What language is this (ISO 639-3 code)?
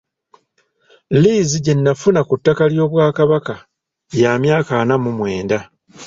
lug